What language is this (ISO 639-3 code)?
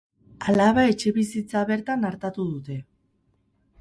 eus